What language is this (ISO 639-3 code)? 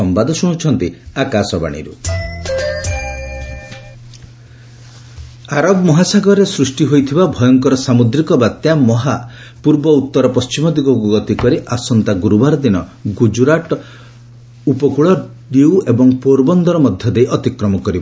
ori